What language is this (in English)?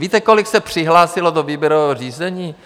Czech